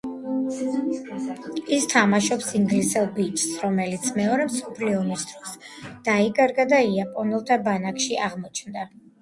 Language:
Georgian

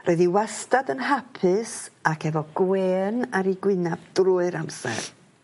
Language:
Welsh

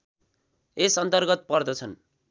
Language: Nepali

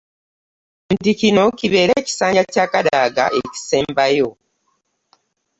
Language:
Ganda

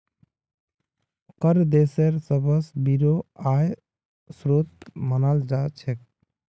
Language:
Magahi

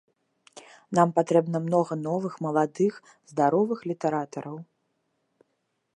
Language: Belarusian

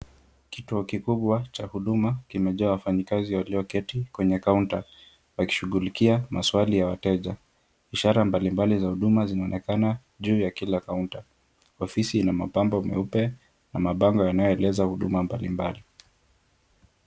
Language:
Swahili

